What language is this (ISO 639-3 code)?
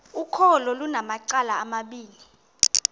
xho